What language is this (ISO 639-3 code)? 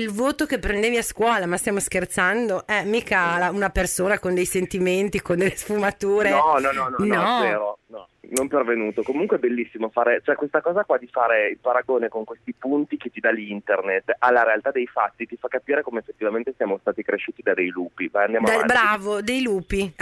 ita